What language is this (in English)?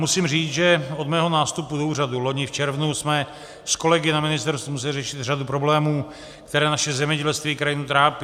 Czech